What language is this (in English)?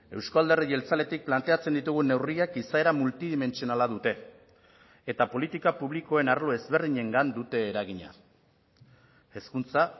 Basque